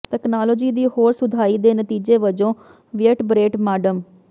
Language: Punjabi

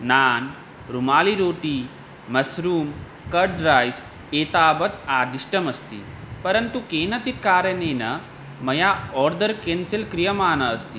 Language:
Sanskrit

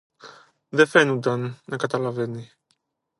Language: Greek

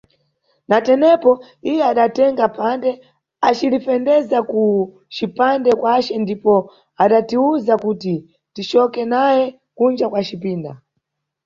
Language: Nyungwe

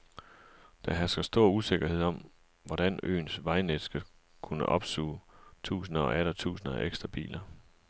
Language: Danish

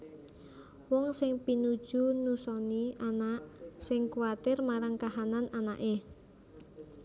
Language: Javanese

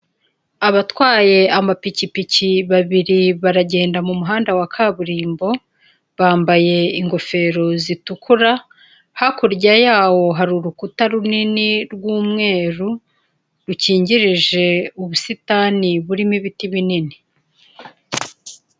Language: Kinyarwanda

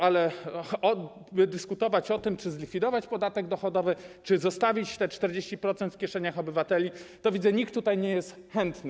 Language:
Polish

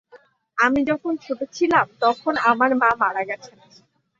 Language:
Bangla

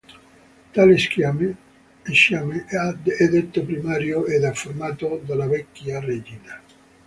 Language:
Italian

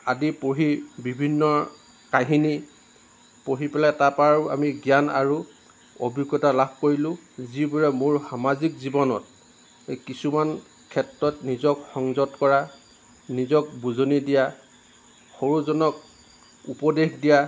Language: Assamese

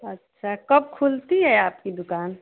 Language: Hindi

